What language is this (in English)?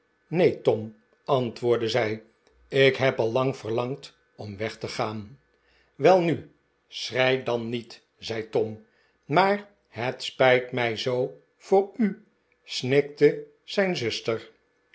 Dutch